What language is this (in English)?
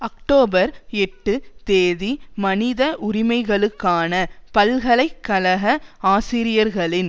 Tamil